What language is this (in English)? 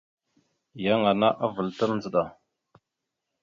Mada (Cameroon)